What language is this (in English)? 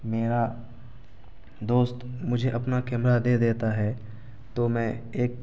Urdu